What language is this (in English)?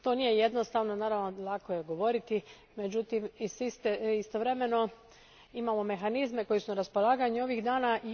Croatian